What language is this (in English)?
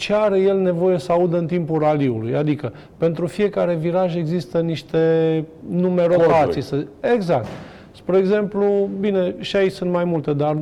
Romanian